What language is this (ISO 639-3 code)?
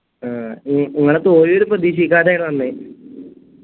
mal